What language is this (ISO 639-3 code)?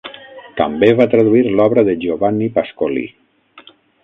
cat